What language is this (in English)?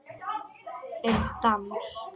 Icelandic